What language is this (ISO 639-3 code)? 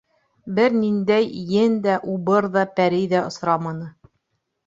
bak